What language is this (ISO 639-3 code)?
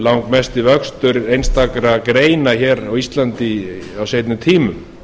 isl